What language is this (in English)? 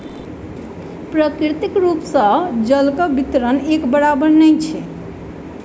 Maithili